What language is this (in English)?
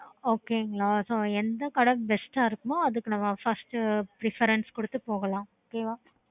Tamil